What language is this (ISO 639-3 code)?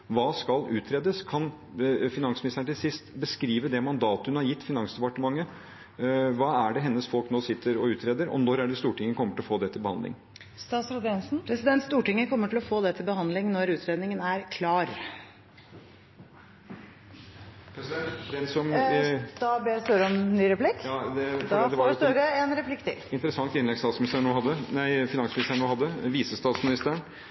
nor